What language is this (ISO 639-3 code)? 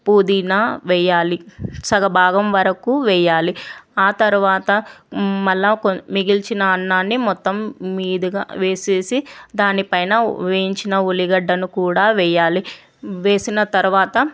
tel